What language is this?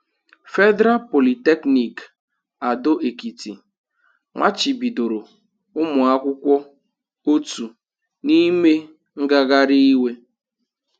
Igbo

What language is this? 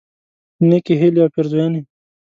Pashto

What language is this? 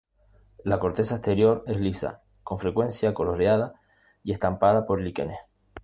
Spanish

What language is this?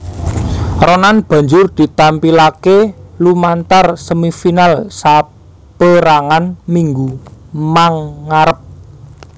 Javanese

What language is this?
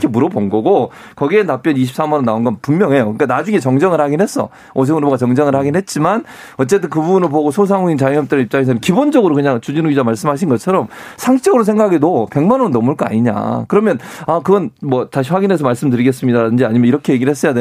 Korean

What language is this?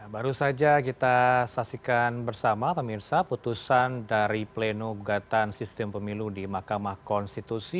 Indonesian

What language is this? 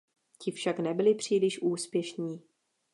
Czech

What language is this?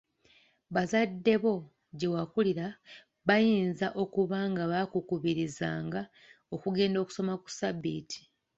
Ganda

